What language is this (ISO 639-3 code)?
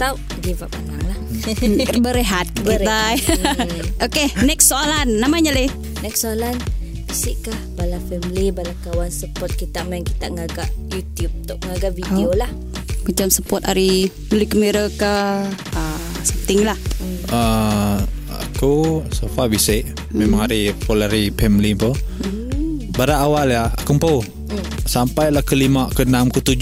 msa